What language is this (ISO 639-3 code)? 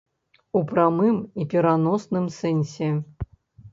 bel